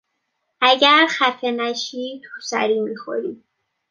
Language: Persian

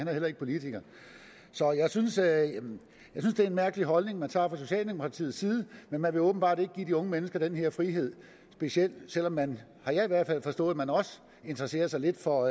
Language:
Danish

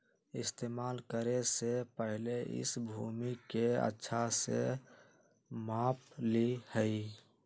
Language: Magahi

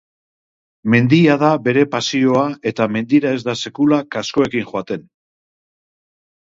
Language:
Basque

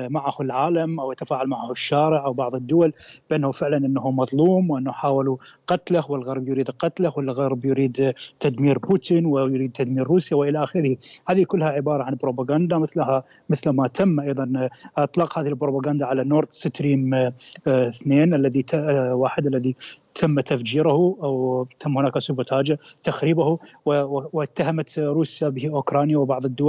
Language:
Arabic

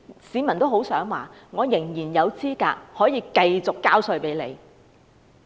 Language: Cantonese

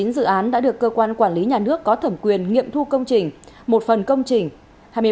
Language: Vietnamese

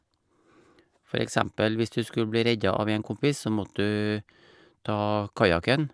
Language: Norwegian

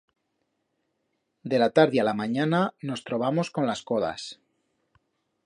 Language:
Aragonese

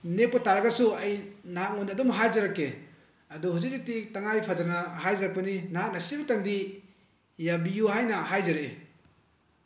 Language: Manipuri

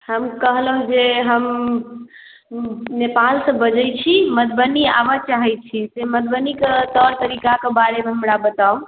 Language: Maithili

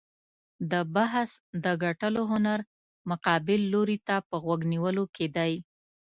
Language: Pashto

